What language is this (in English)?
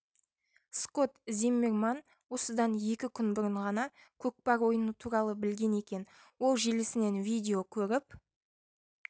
Kazakh